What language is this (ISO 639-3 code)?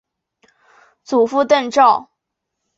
zho